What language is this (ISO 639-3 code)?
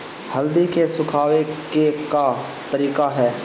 bho